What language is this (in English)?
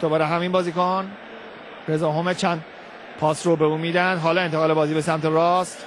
Persian